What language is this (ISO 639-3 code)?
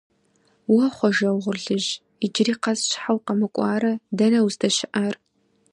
kbd